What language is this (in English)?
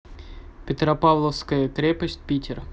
Russian